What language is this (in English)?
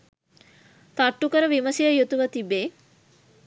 Sinhala